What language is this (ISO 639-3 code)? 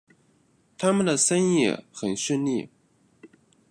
zho